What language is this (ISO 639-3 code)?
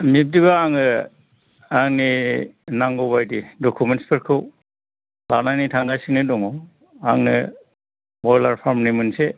brx